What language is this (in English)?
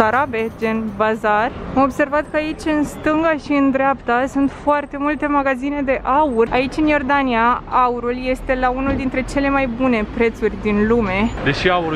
Romanian